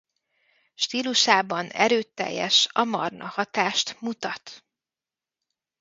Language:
Hungarian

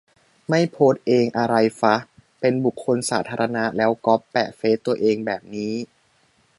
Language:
Thai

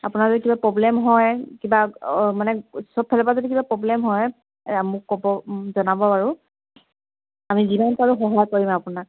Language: Assamese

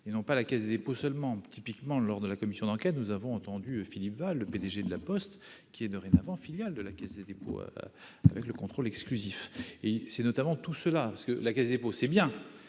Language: French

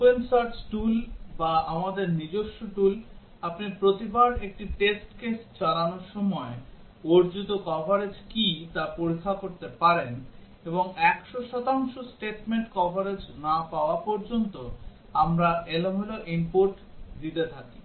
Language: Bangla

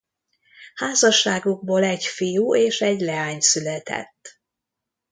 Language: Hungarian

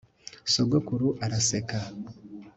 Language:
Kinyarwanda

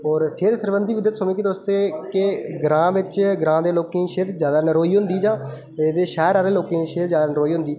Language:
Dogri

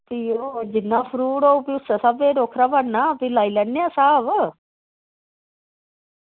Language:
Dogri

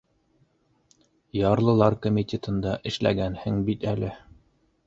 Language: Bashkir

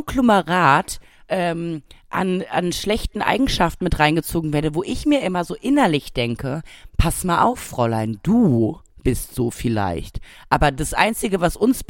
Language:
German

